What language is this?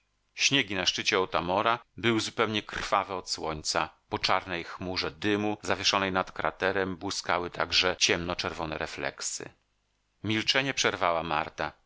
Polish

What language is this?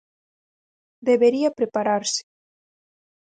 Galician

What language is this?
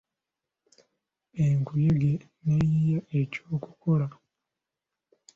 Ganda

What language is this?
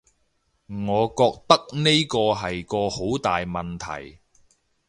Cantonese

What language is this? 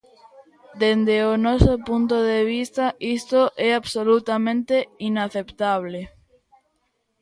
Galician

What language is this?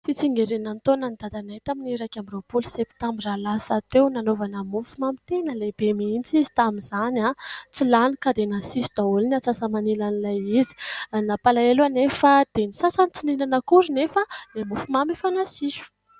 Malagasy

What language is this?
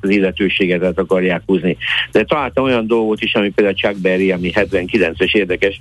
Hungarian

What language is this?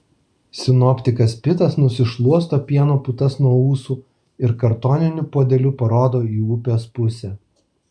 Lithuanian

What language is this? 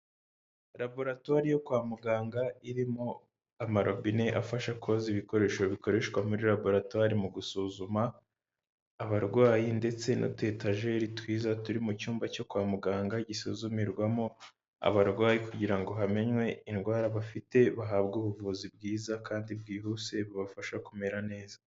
Kinyarwanda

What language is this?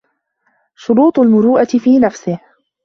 Arabic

